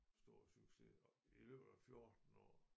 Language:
Danish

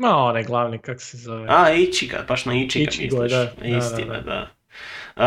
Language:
Croatian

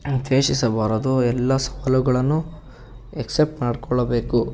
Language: Kannada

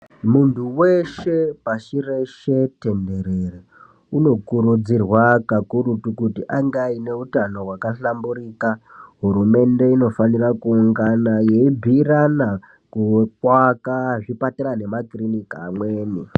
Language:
Ndau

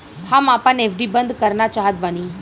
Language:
Bhojpuri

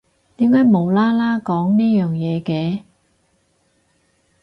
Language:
Cantonese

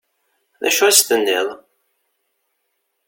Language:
Kabyle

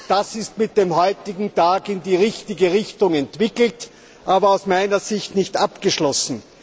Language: German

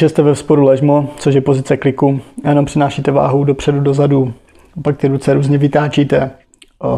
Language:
Czech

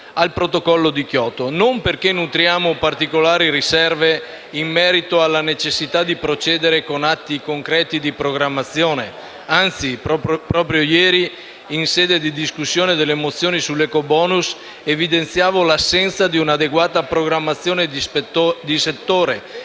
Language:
Italian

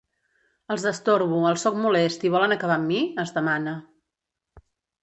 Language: Catalan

